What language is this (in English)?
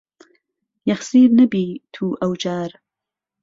Central Kurdish